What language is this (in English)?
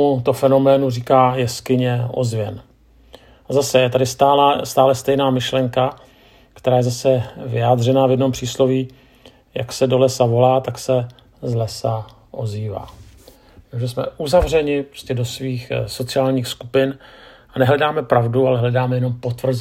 Czech